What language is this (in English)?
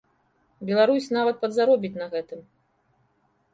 Belarusian